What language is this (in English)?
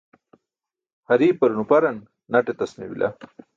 Burushaski